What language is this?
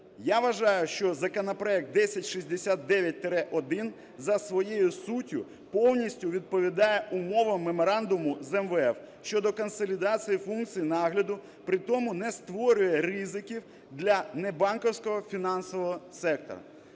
Ukrainian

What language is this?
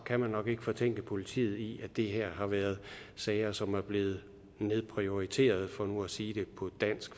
Danish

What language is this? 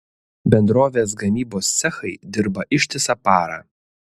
Lithuanian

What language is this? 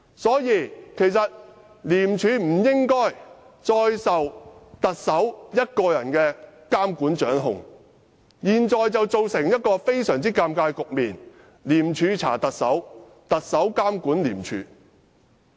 Cantonese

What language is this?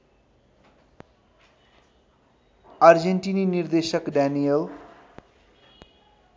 Nepali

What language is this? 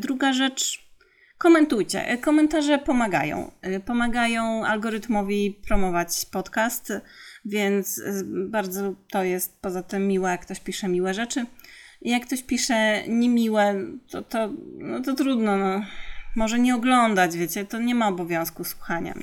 Polish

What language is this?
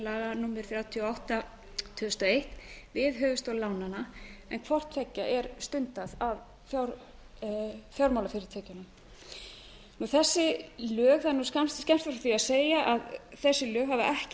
Icelandic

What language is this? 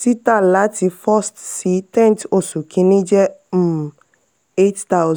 Yoruba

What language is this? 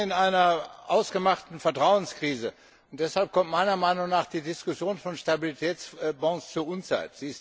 German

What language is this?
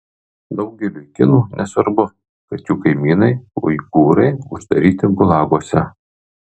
Lithuanian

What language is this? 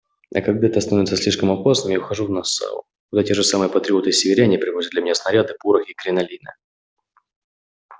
Russian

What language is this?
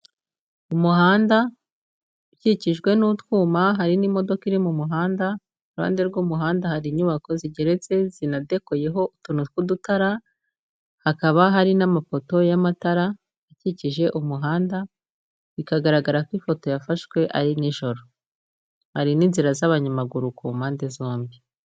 Kinyarwanda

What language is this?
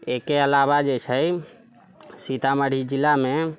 Maithili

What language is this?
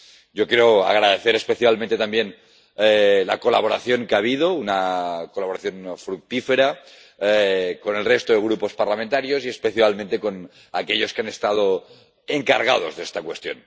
Spanish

